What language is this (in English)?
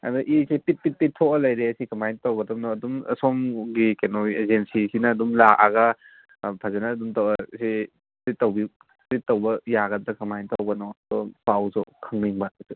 Manipuri